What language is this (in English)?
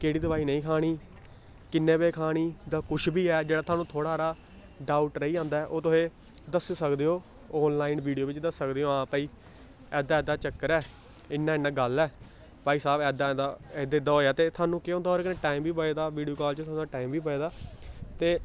Dogri